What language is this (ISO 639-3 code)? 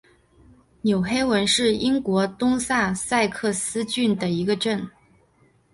zho